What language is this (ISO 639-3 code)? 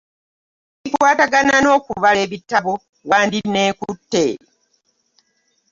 lug